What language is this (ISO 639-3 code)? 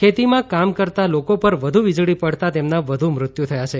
guj